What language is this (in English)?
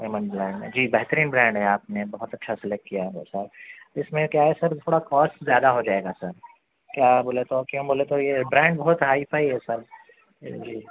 Urdu